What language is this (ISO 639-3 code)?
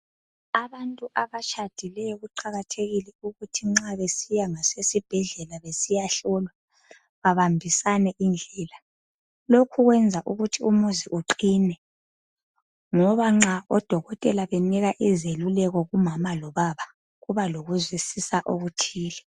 nde